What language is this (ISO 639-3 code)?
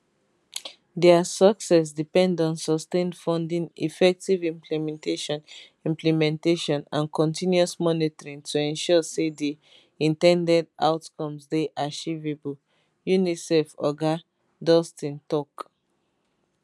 pcm